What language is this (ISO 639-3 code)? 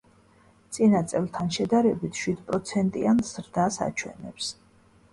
kat